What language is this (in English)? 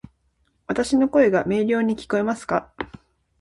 Japanese